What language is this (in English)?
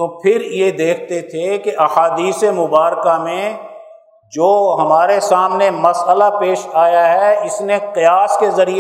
Urdu